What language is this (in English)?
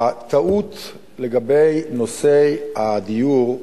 Hebrew